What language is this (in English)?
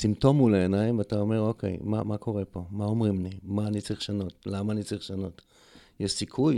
Hebrew